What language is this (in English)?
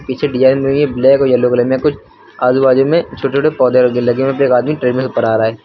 Hindi